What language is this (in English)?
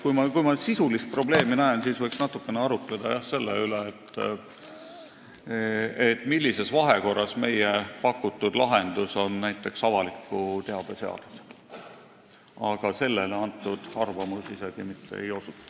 Estonian